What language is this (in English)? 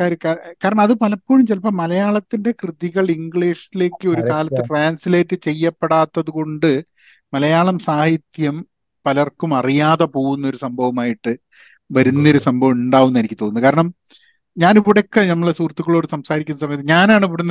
Malayalam